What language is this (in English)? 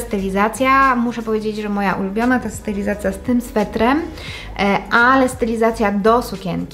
Polish